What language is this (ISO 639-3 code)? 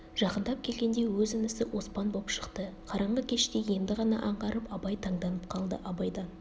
kaz